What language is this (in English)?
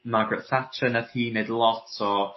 Welsh